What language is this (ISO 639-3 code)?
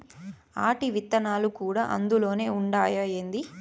tel